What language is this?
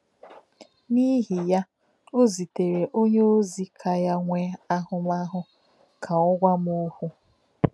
Igbo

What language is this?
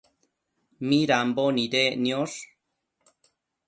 Matsés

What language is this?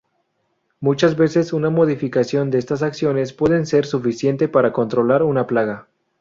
Spanish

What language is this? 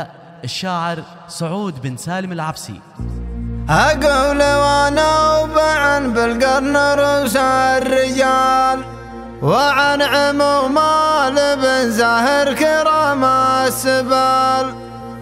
Arabic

